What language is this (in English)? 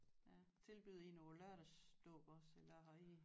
Danish